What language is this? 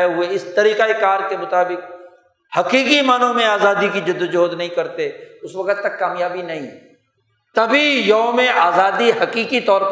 Urdu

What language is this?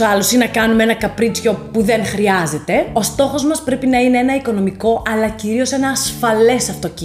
Greek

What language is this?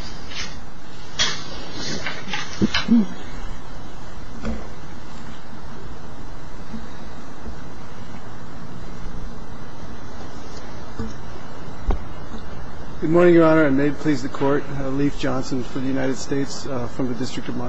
English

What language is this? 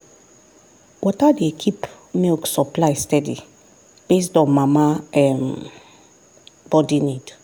Nigerian Pidgin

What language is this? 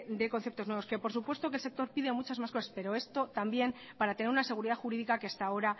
Spanish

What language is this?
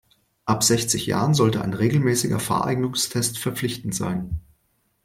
German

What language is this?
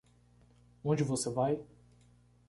Portuguese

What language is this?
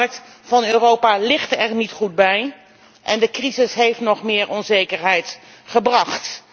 Dutch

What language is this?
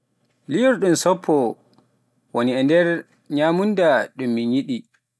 Pular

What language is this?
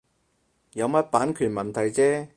Cantonese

